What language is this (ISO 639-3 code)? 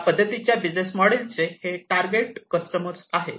mar